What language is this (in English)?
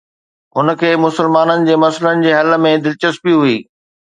Sindhi